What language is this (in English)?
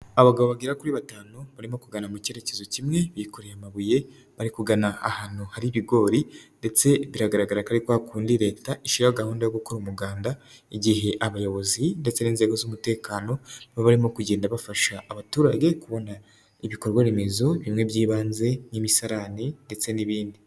Kinyarwanda